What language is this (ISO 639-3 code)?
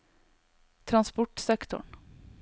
nor